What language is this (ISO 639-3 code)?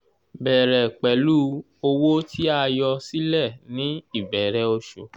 yor